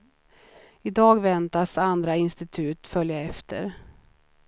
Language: Swedish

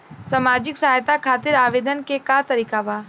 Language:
Bhojpuri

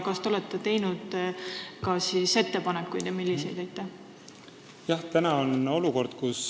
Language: Estonian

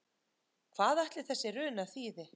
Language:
Icelandic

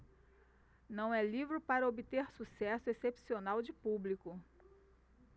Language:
Portuguese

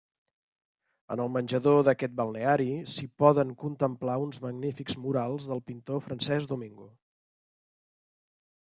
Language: Catalan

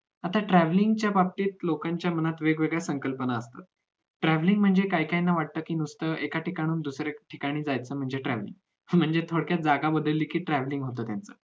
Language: Marathi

